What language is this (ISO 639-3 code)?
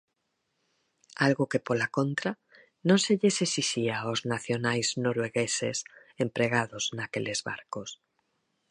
glg